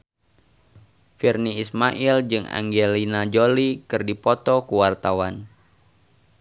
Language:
Sundanese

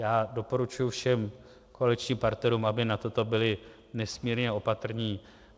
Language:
Czech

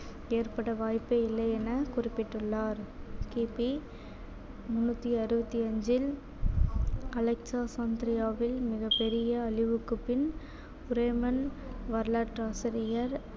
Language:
Tamil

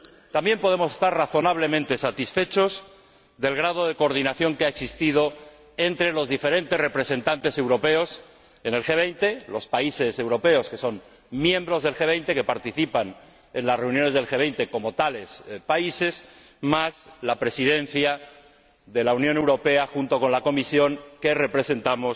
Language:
Spanish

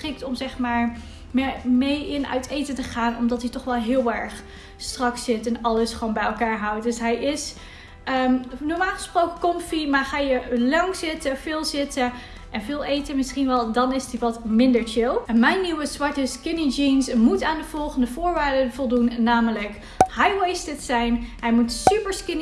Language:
Dutch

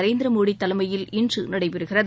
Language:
Tamil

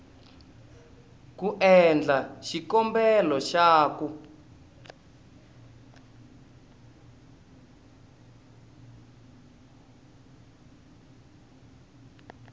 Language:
Tsonga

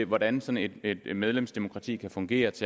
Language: Danish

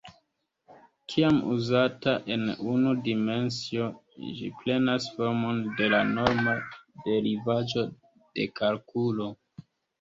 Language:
Esperanto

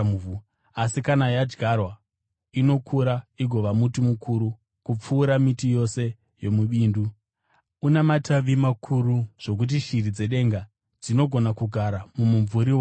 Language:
Shona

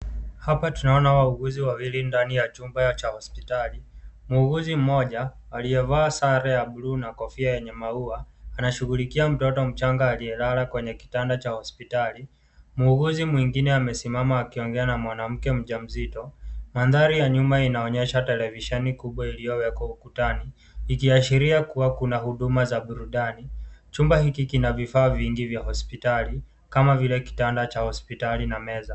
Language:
Swahili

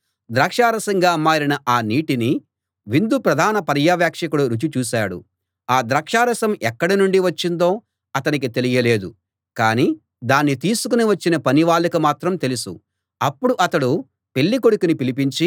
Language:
Telugu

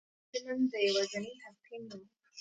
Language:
Pashto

